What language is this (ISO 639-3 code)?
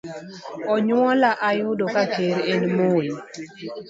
luo